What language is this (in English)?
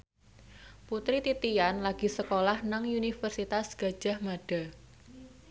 Javanese